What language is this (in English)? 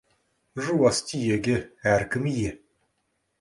Kazakh